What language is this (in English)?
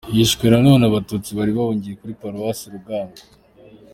Kinyarwanda